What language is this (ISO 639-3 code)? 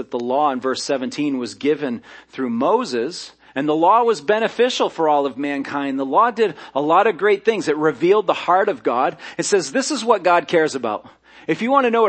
eng